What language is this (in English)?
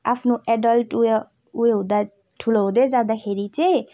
Nepali